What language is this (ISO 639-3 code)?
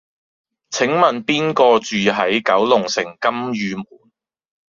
yue